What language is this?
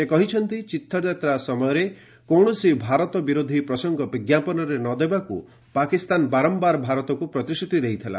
Odia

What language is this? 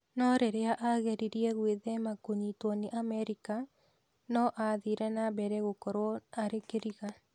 Kikuyu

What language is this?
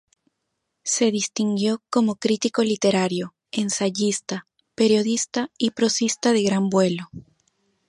Spanish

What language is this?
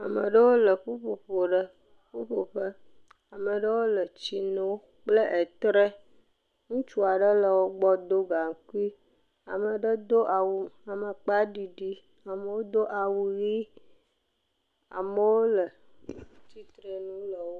Ewe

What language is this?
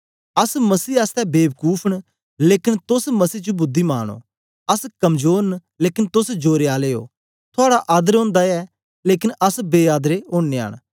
Dogri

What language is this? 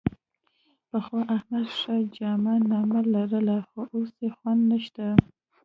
Pashto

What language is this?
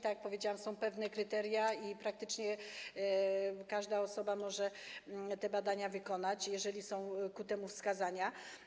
Polish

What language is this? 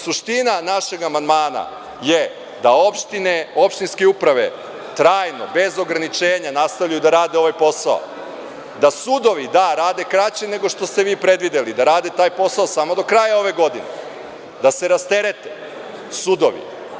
Serbian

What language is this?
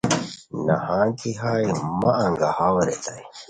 Khowar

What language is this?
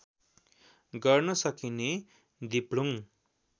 Nepali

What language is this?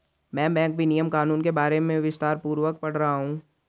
Hindi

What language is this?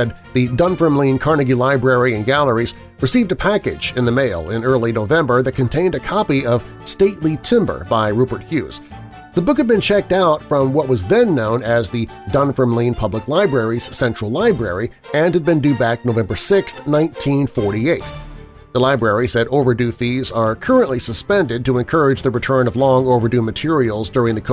English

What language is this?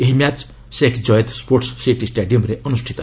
Odia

